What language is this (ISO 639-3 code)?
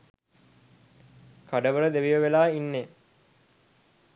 sin